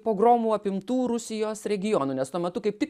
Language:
Lithuanian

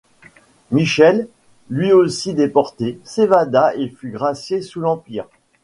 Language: French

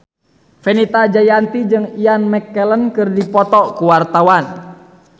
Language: Sundanese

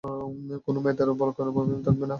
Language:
Bangla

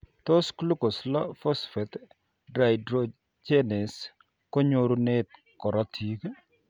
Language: Kalenjin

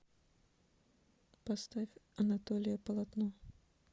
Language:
Russian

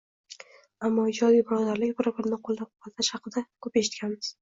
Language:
Uzbek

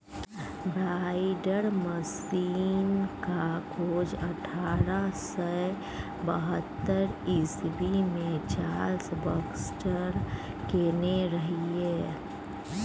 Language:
Maithili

